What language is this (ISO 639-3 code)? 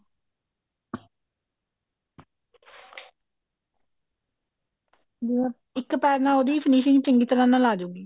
pan